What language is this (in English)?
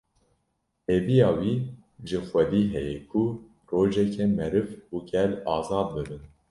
Kurdish